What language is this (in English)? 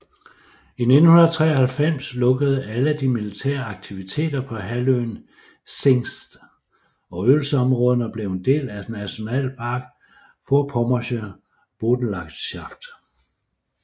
Danish